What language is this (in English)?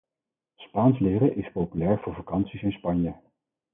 Dutch